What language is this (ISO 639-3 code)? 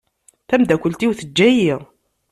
kab